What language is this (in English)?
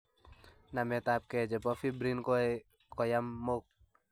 Kalenjin